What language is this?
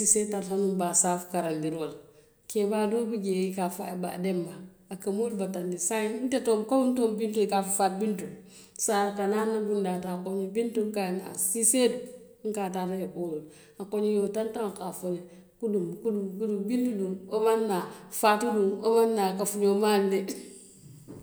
Western Maninkakan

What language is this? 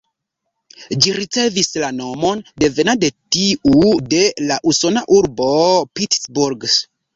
Esperanto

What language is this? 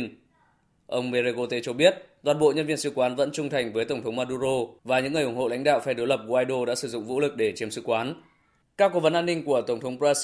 Vietnamese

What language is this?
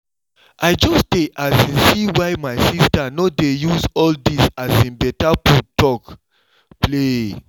Nigerian Pidgin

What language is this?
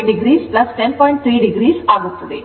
Kannada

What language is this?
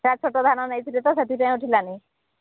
Odia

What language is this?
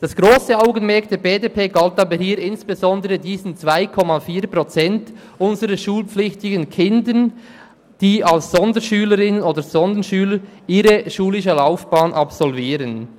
Swiss German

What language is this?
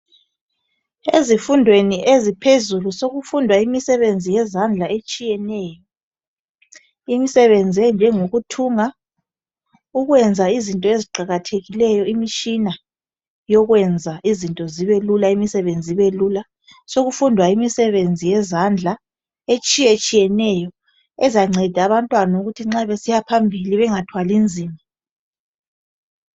North Ndebele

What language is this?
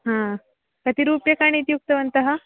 Sanskrit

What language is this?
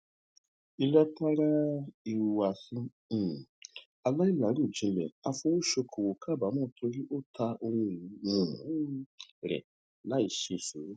Yoruba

